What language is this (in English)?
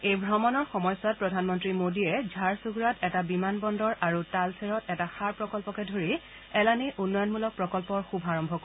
Assamese